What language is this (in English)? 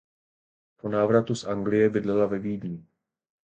Czech